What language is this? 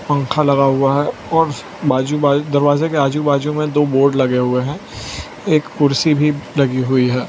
Hindi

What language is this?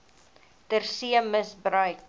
Afrikaans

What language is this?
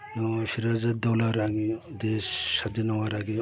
Bangla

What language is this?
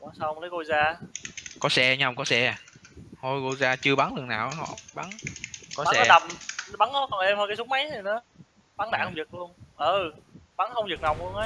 Vietnamese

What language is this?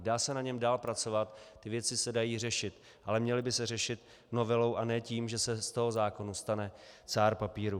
Czech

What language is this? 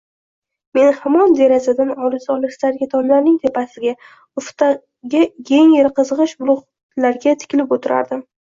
Uzbek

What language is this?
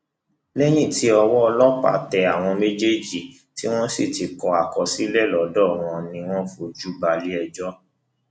Yoruba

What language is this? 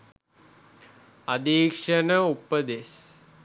Sinhala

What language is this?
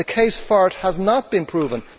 English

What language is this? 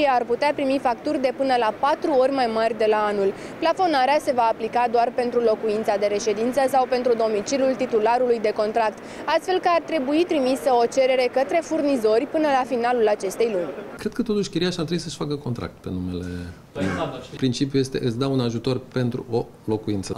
Romanian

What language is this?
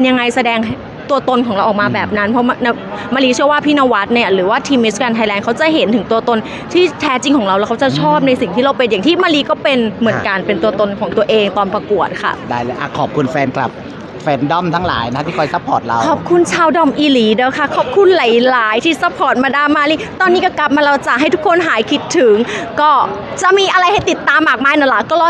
Thai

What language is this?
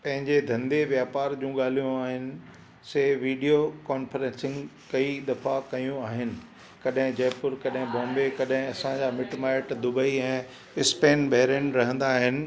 Sindhi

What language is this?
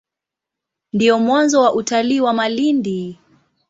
Swahili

